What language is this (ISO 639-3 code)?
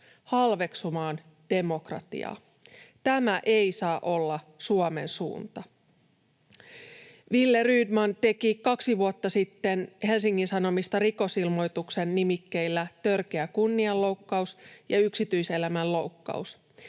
fin